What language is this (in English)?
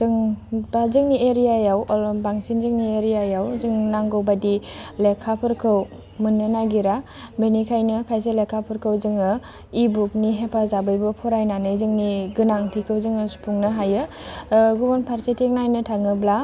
Bodo